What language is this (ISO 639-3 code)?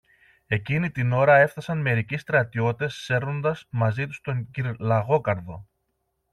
ell